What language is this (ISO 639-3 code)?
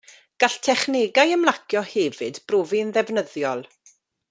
cym